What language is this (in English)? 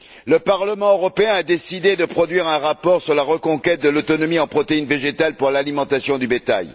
French